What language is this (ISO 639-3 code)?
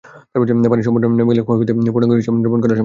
ben